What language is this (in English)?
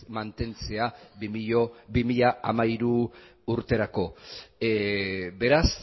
Basque